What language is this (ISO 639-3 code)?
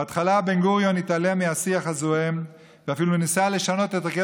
heb